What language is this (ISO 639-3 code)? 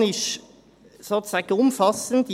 gsw